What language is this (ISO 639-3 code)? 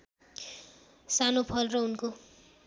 nep